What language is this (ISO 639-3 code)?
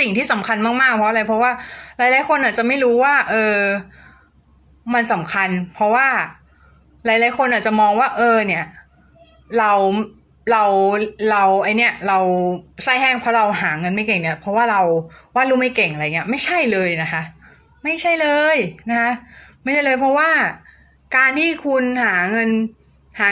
tha